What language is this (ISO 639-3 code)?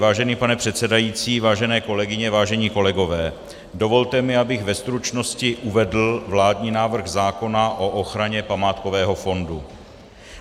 ces